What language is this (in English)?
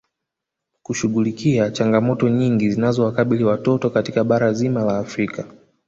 Swahili